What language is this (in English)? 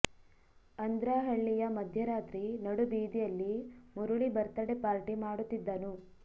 Kannada